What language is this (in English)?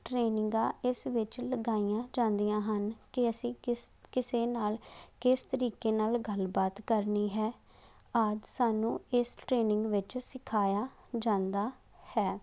Punjabi